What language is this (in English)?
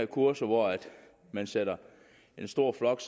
Danish